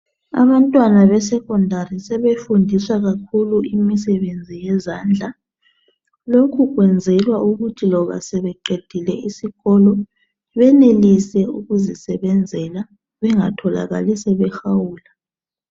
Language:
North Ndebele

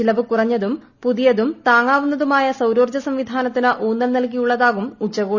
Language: Malayalam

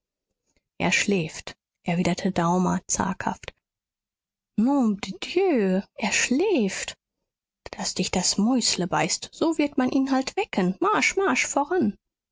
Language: German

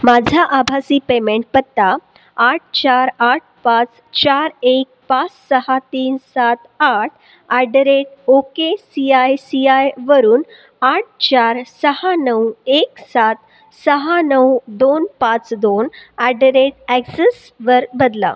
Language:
Marathi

